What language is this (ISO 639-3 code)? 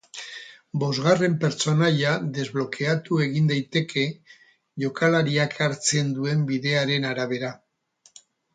eus